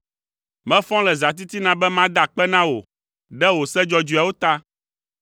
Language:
Ewe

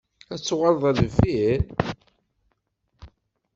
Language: Kabyle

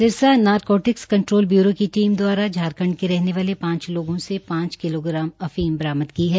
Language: Hindi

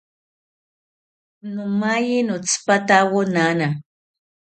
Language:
South Ucayali Ashéninka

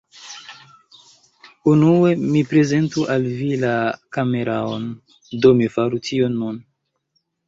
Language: Esperanto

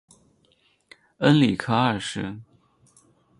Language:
Chinese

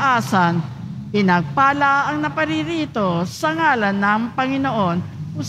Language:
Filipino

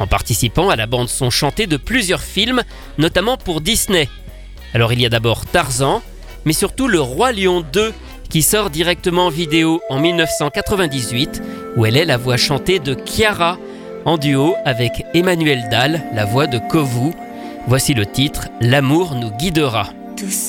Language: French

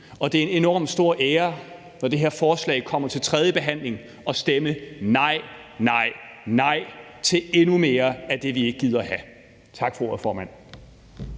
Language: Danish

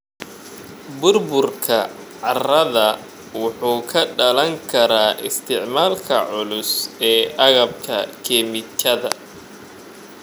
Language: Somali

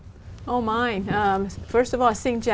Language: Vietnamese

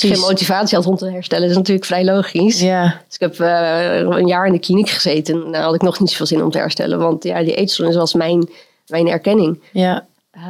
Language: Dutch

